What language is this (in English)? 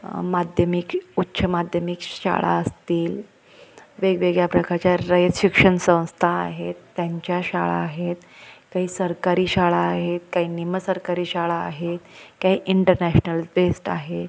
Marathi